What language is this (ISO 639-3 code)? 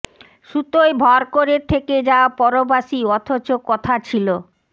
ben